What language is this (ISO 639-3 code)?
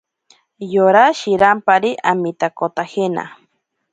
prq